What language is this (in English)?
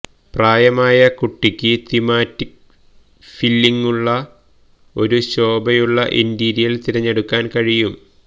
Malayalam